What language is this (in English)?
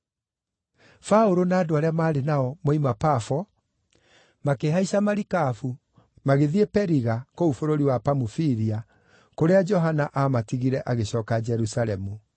Kikuyu